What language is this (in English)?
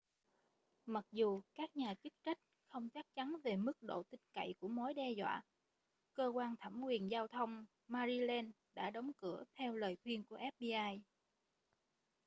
Vietnamese